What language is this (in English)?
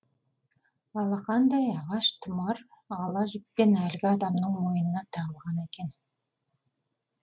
Kazakh